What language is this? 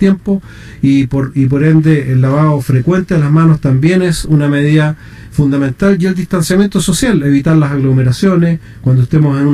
Spanish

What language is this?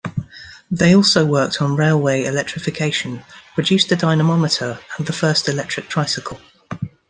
English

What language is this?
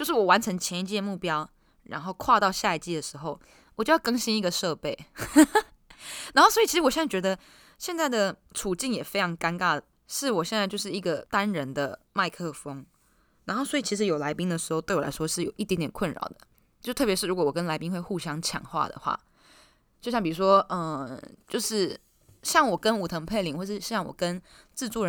Chinese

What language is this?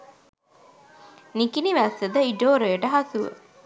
Sinhala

